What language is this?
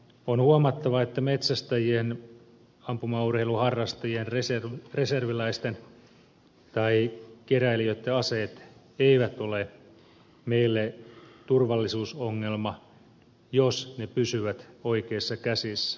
Finnish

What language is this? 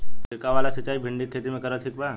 Bhojpuri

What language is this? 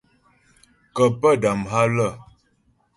Ghomala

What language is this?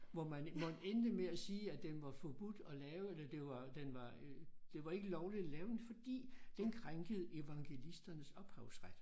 Danish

